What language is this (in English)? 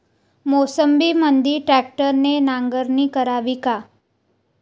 Marathi